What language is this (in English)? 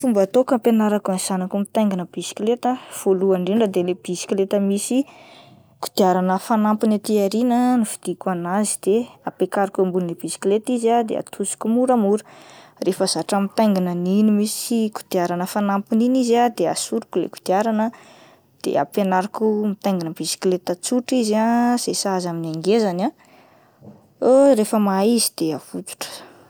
Malagasy